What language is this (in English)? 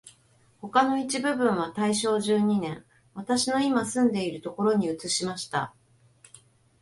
Japanese